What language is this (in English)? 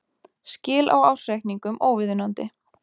Icelandic